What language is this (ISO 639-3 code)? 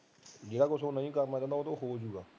pan